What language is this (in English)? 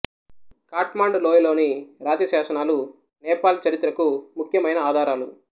Telugu